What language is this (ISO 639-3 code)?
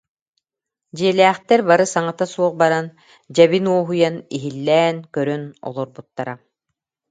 sah